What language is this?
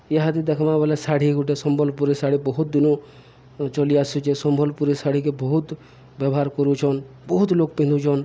Odia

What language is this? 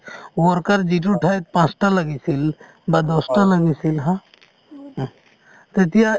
Assamese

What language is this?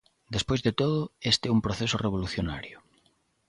Galician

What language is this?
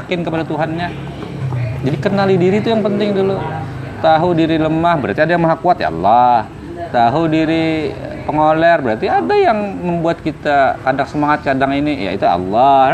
Indonesian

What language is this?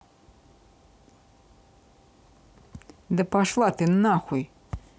Russian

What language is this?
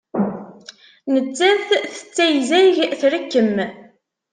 Kabyle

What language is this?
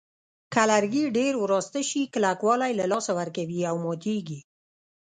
Pashto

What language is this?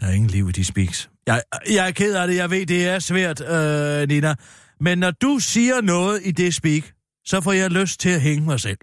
Danish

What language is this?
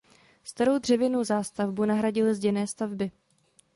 Czech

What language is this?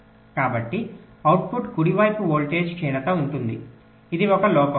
Telugu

